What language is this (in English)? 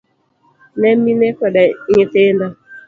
Luo (Kenya and Tanzania)